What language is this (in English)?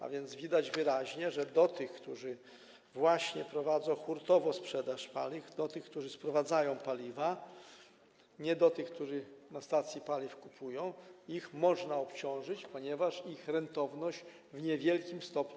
Polish